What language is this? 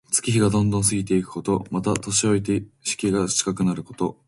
Japanese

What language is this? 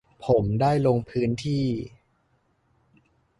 Thai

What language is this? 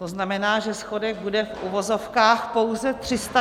Czech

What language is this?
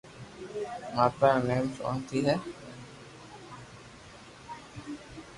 Loarki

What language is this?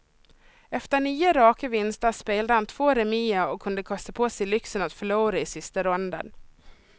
Swedish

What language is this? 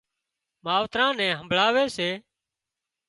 Wadiyara Koli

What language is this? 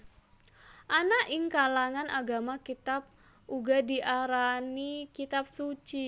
Javanese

